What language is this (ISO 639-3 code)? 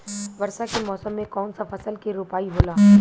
bho